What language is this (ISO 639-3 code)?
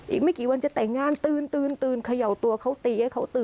tha